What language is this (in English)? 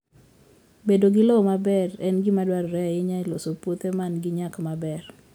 Luo (Kenya and Tanzania)